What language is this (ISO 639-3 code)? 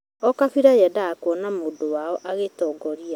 kik